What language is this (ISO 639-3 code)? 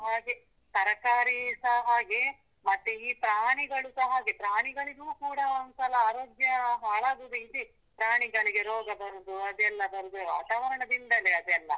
kan